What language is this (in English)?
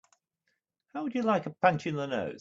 English